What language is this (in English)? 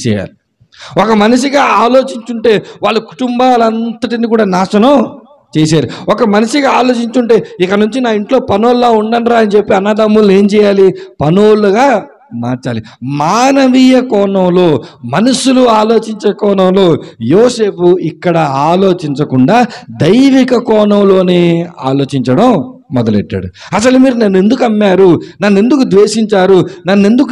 Telugu